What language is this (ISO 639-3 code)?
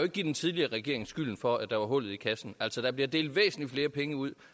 dan